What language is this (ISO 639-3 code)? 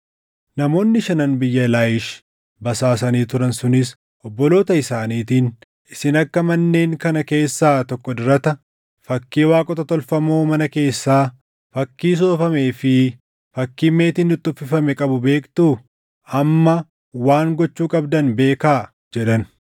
orm